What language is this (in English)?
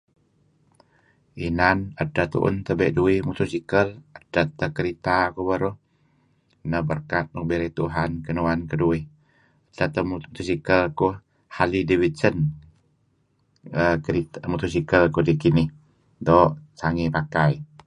Kelabit